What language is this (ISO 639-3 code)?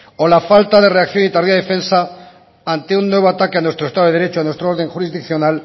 spa